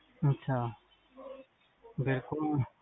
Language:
Punjabi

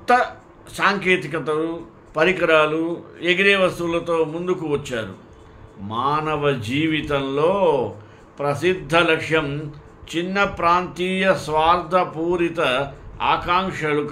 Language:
Telugu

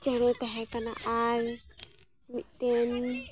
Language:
Santali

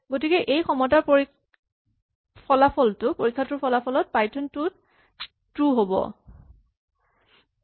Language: Assamese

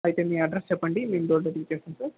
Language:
Telugu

